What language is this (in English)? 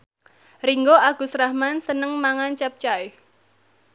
Javanese